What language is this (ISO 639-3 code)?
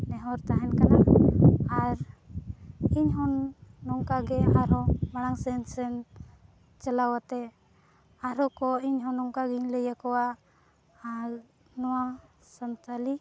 sat